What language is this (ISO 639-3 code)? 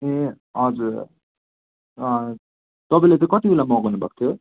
nep